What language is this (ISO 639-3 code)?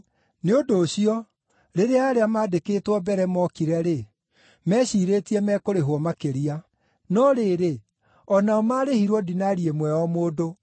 kik